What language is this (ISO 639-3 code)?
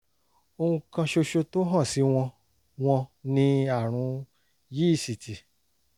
yor